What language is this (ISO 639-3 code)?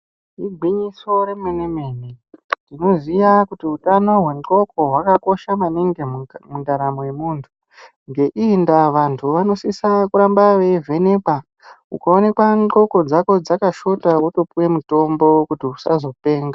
ndc